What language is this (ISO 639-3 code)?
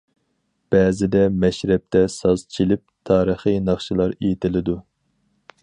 uig